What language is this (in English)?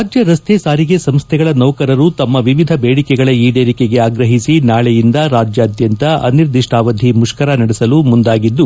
Kannada